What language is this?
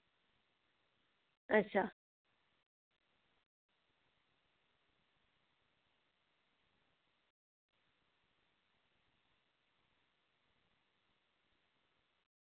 Dogri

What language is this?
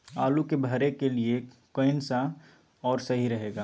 Magahi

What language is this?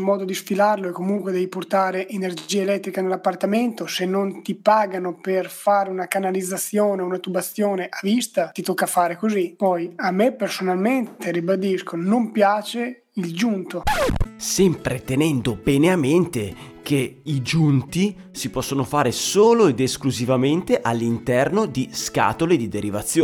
Italian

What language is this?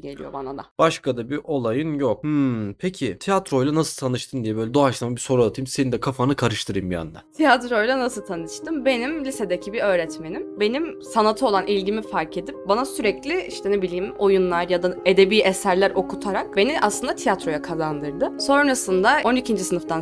Turkish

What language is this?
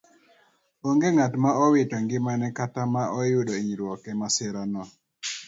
Luo (Kenya and Tanzania)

